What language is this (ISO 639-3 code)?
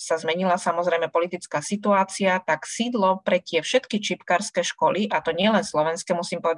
slk